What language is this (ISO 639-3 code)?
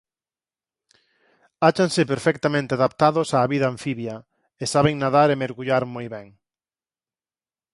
glg